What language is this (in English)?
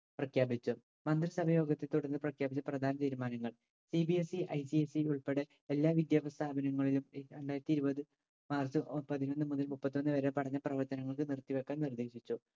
Malayalam